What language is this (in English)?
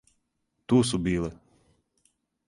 Serbian